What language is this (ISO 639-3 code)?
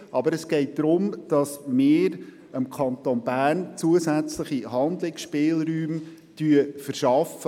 gsw